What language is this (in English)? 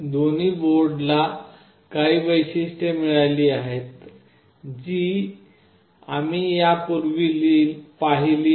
Marathi